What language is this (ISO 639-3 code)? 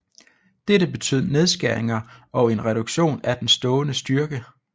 dan